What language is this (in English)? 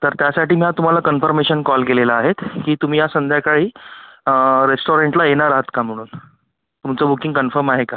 Marathi